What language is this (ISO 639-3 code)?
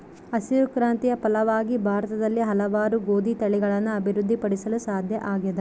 kan